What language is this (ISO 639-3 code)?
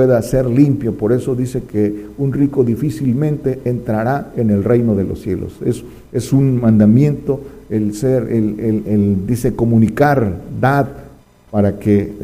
spa